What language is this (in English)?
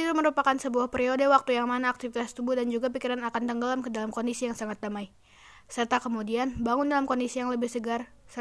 Indonesian